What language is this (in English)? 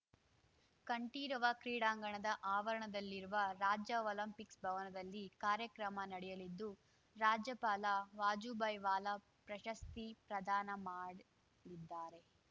Kannada